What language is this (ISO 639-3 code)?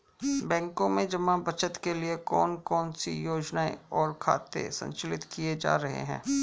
hin